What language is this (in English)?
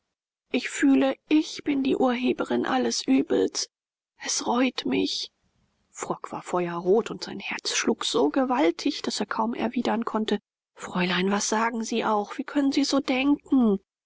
German